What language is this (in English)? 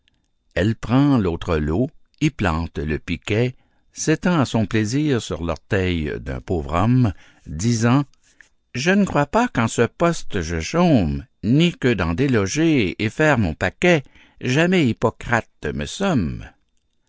French